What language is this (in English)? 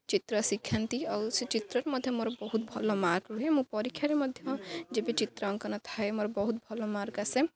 Odia